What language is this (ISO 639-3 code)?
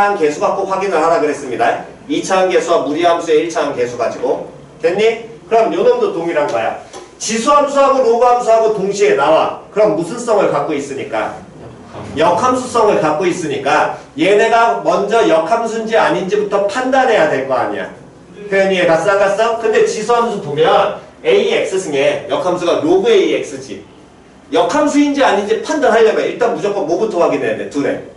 kor